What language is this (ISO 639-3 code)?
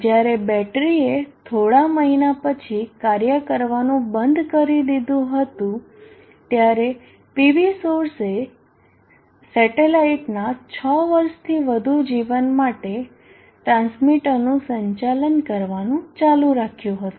guj